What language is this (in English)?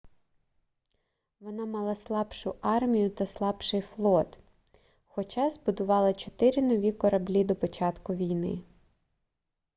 Ukrainian